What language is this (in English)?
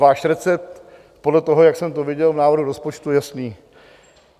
Czech